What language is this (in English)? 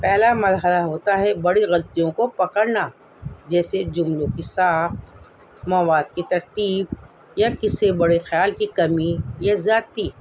Urdu